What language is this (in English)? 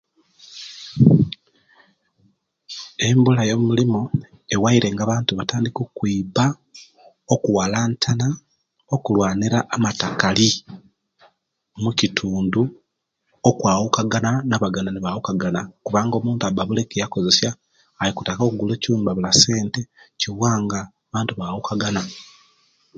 Kenyi